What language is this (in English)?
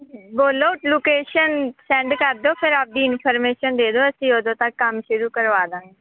Punjabi